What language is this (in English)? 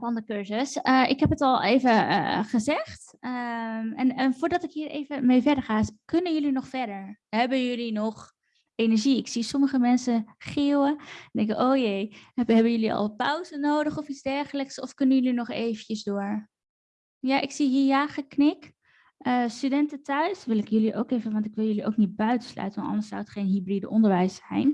Dutch